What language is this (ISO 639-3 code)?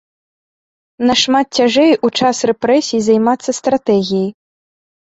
bel